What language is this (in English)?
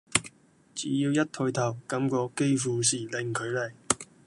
Cantonese